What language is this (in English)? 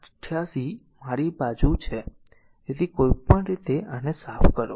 Gujarati